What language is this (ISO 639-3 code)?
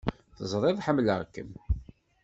kab